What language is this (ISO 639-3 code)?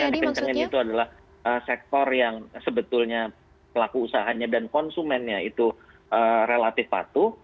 ind